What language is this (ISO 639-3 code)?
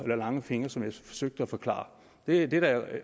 dan